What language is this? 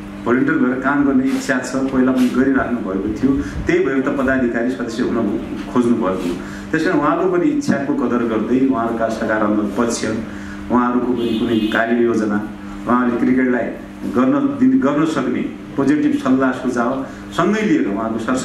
Portuguese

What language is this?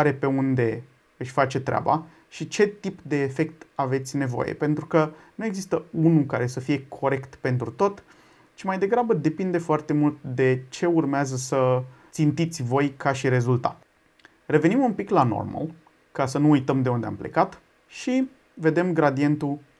Romanian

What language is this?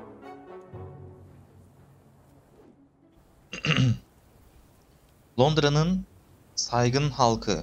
Turkish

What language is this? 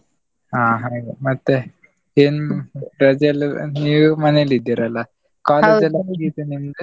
Kannada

